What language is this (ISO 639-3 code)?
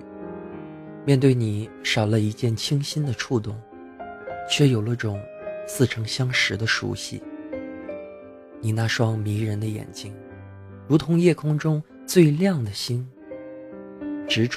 zho